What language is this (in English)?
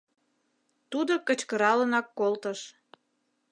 Mari